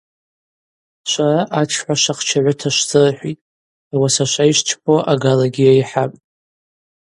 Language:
Abaza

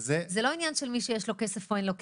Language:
Hebrew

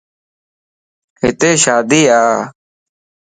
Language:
Lasi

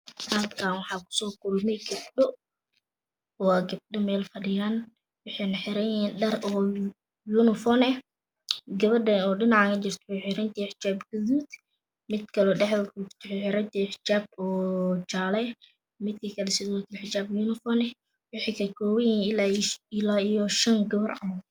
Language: Somali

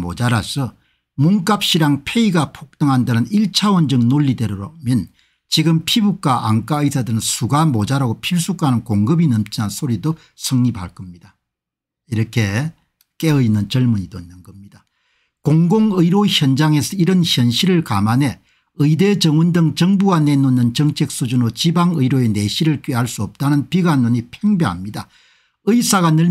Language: Korean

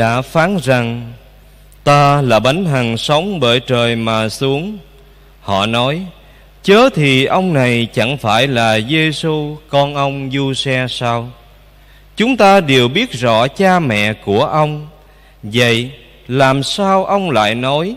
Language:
Vietnamese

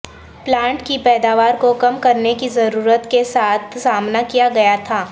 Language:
Urdu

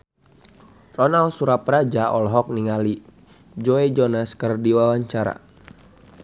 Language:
Sundanese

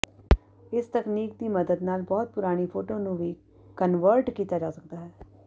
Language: Punjabi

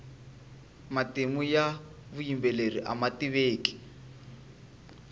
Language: Tsonga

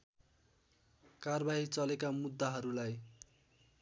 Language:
Nepali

